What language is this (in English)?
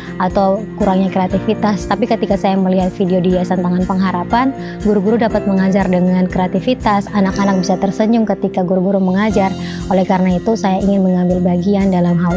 Indonesian